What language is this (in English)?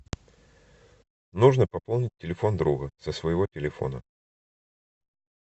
Russian